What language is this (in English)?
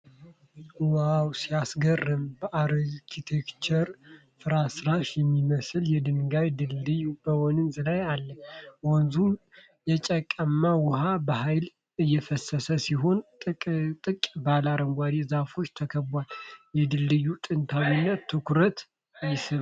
Amharic